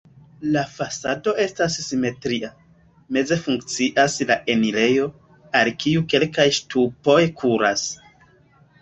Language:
Esperanto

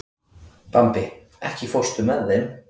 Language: Icelandic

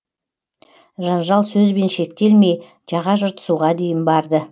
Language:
Kazakh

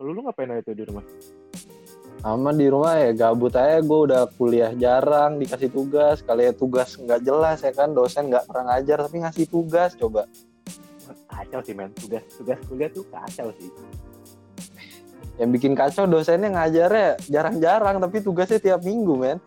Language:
Indonesian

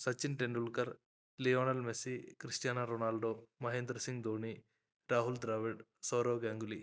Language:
Malayalam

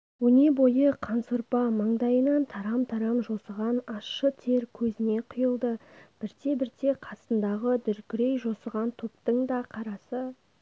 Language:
Kazakh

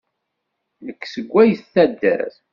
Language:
Kabyle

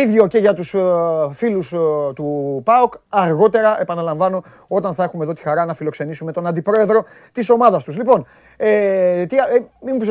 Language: Greek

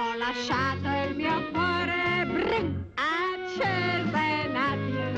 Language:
Thai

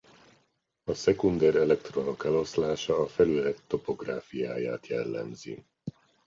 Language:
Hungarian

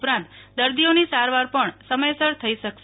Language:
Gujarati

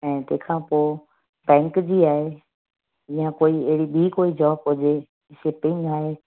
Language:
Sindhi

